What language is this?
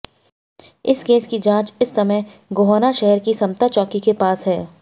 Hindi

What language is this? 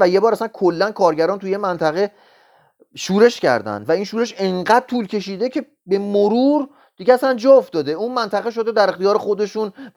Persian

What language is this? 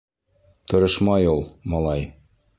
Bashkir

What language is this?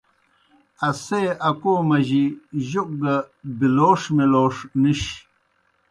Kohistani Shina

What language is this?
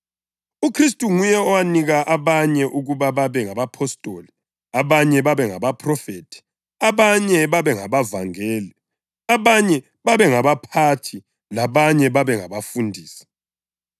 North Ndebele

